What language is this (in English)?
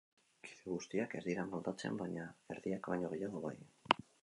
Basque